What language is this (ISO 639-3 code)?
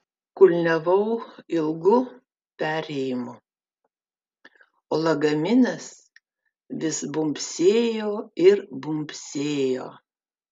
lit